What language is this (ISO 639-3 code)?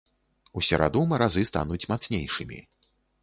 bel